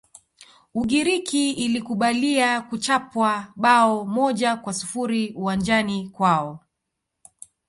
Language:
Swahili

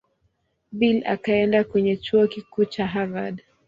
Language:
Swahili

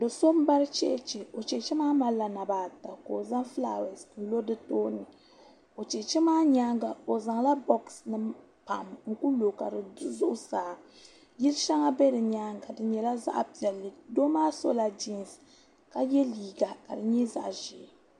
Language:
Dagbani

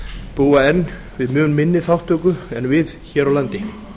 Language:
Icelandic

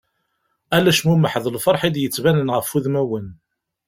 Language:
Kabyle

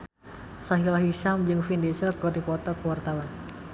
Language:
Sundanese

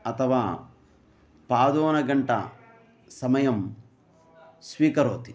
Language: Sanskrit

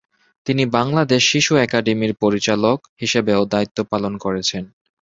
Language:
Bangla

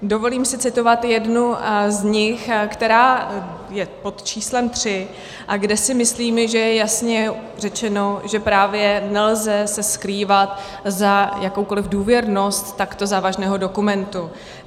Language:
Czech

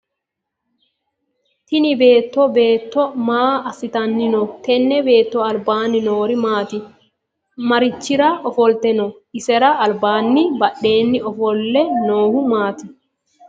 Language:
Sidamo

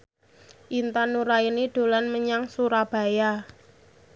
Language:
Javanese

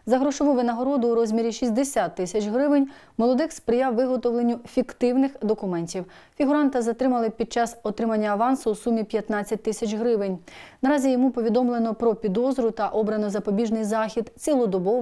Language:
Ukrainian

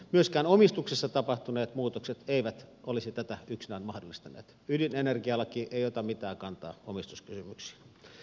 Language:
Finnish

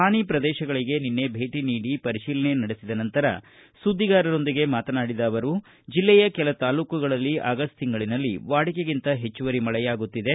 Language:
Kannada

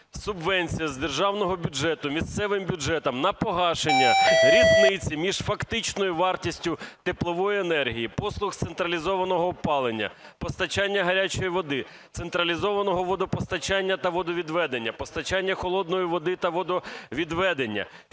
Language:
Ukrainian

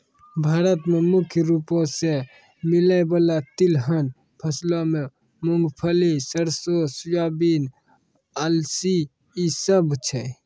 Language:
Maithili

